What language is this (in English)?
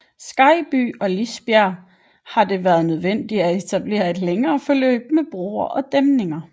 Danish